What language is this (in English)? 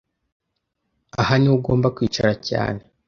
Kinyarwanda